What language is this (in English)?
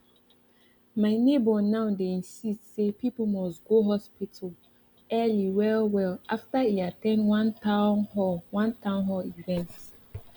Nigerian Pidgin